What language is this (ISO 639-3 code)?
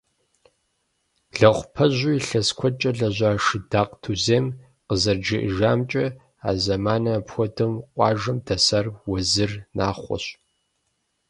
kbd